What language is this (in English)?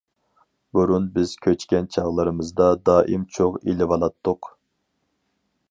Uyghur